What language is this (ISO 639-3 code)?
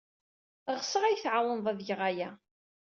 kab